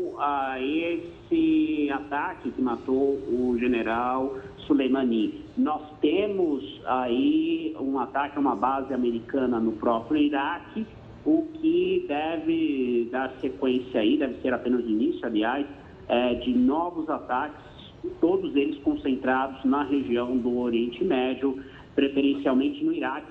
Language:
Portuguese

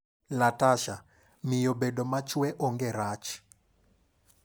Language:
Luo (Kenya and Tanzania)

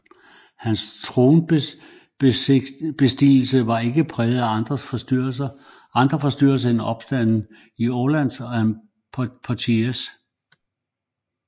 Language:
Danish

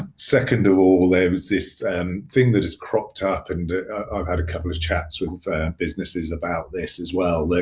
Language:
English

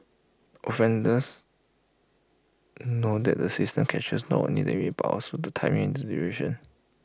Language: English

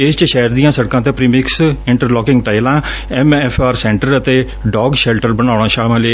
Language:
Punjabi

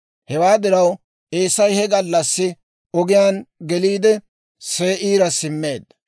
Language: Dawro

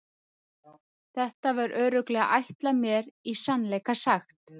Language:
Icelandic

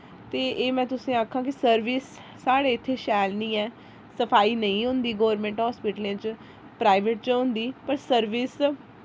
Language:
Dogri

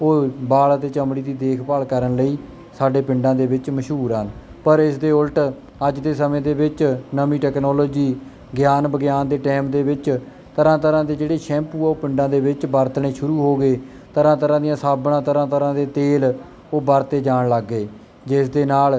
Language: Punjabi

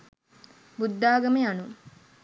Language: Sinhala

